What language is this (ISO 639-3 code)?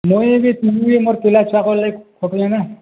ori